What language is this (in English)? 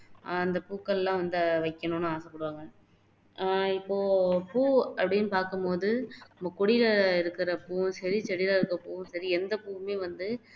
Tamil